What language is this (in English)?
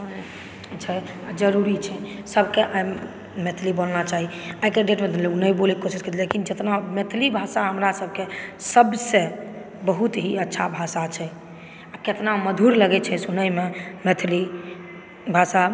Maithili